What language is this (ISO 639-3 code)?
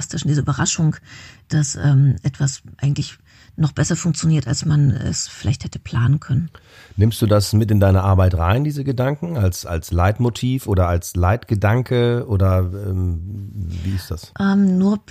deu